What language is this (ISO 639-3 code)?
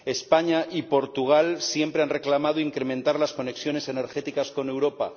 spa